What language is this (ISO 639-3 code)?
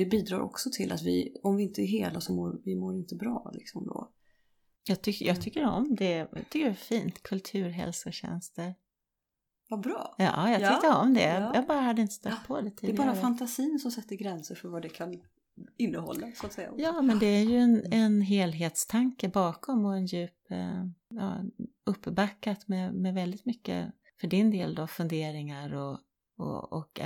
swe